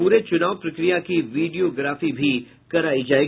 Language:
Hindi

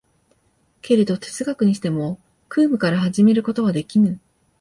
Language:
Japanese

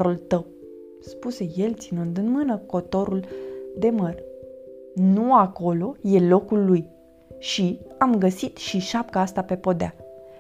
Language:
Romanian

